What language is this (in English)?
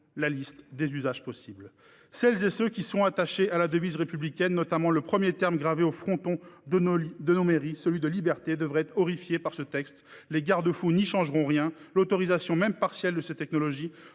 French